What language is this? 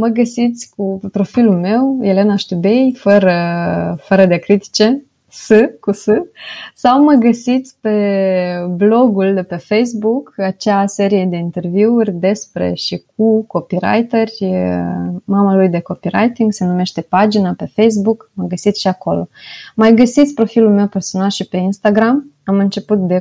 Romanian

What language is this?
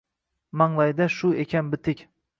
Uzbek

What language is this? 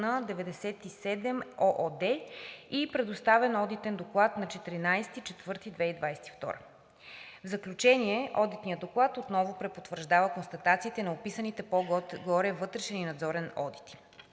Bulgarian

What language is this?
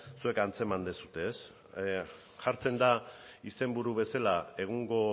Basque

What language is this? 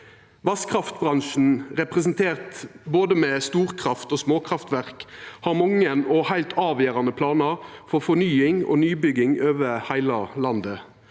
Norwegian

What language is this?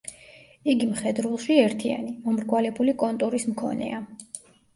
Georgian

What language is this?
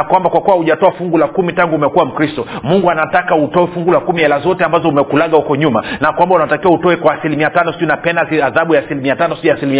Swahili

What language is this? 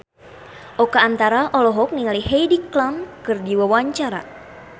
Sundanese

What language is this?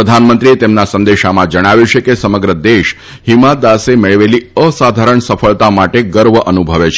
Gujarati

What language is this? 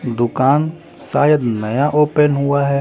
Hindi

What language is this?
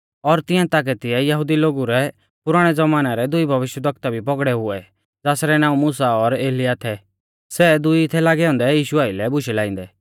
Mahasu Pahari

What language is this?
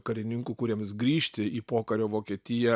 Lithuanian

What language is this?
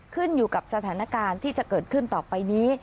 Thai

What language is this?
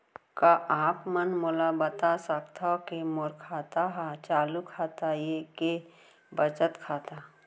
Chhattisgarhi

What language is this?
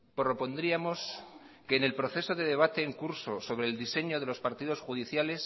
Spanish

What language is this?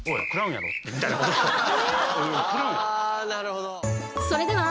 Japanese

